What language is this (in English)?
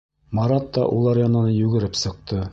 Bashkir